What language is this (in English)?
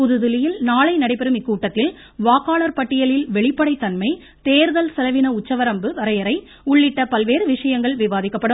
Tamil